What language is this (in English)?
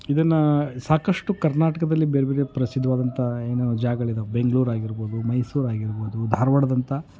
Kannada